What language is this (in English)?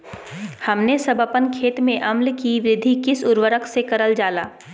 Magahi